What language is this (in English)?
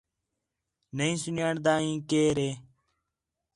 Khetrani